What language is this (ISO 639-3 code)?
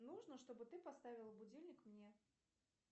rus